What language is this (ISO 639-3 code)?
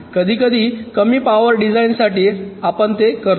mar